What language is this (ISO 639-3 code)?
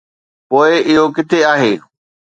snd